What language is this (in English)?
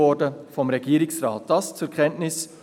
Swiss German